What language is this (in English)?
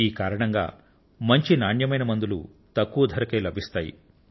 Telugu